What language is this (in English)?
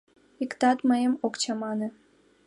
Mari